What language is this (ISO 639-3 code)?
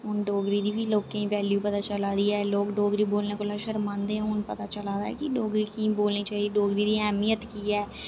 doi